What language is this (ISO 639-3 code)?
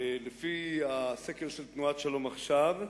heb